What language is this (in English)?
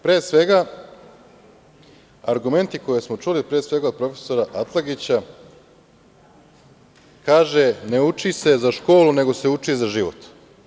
Serbian